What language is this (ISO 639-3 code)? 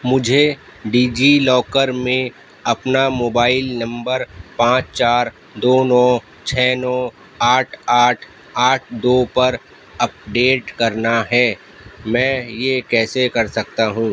urd